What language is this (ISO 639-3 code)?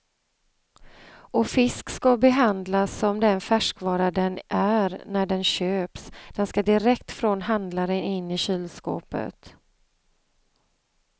swe